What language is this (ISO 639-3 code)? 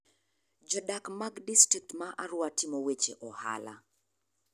luo